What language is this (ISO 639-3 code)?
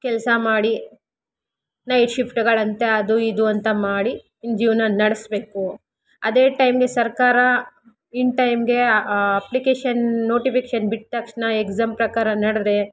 kan